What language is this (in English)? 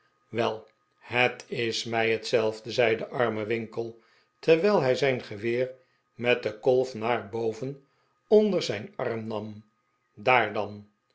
Dutch